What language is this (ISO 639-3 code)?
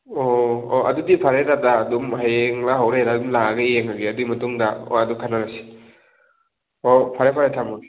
mni